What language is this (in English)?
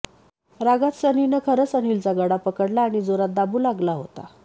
Marathi